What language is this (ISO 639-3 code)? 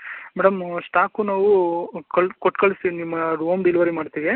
kan